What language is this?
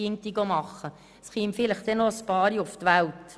Swiss German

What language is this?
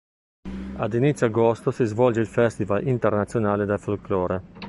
Italian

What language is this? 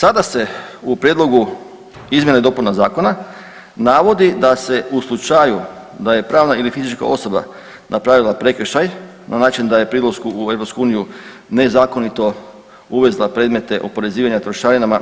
Croatian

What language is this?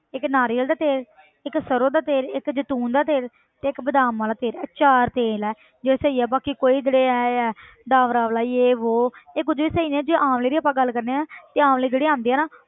Punjabi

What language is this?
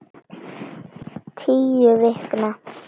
Icelandic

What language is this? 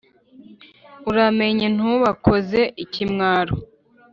Kinyarwanda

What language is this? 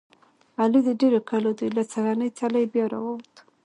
Pashto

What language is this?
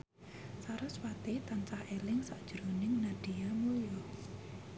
Javanese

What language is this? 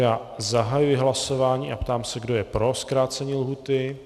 Czech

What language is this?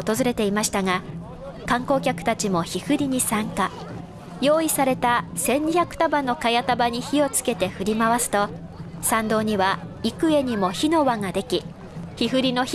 Japanese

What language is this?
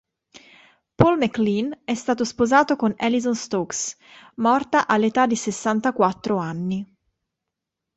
Italian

